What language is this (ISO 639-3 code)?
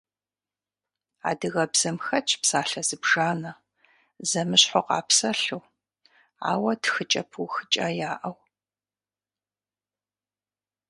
kbd